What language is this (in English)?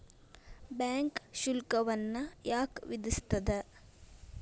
Kannada